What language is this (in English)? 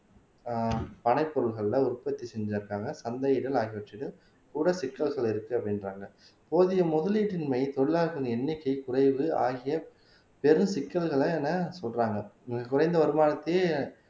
Tamil